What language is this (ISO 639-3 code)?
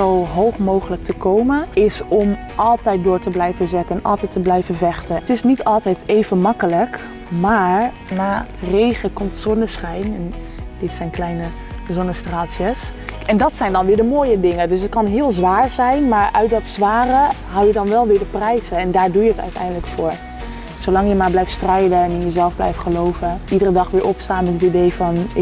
nld